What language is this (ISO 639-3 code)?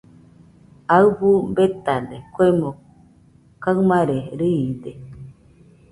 hux